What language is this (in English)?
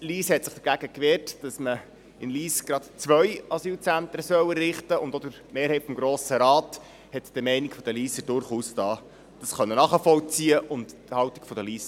Swiss German